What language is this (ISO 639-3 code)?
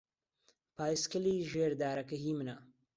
ckb